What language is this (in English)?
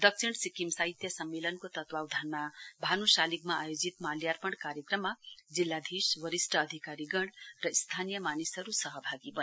Nepali